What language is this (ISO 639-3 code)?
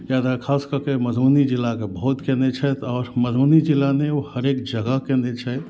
mai